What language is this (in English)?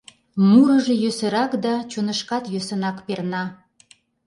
Mari